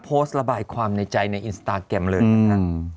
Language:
Thai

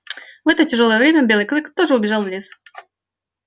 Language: Russian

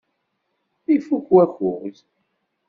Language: Kabyle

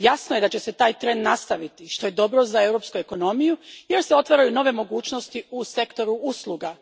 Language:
Croatian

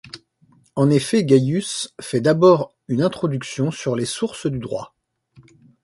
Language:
French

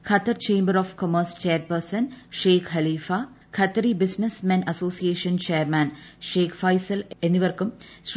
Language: Malayalam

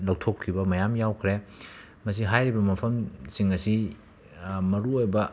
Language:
Manipuri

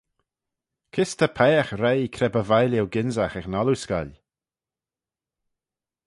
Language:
Manx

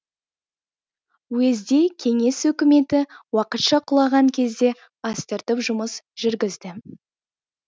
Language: Kazakh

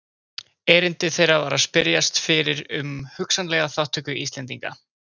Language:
Icelandic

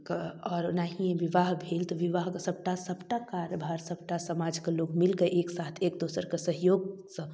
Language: Maithili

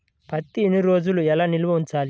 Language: Telugu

